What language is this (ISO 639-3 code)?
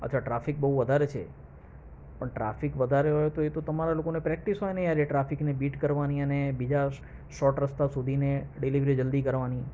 guj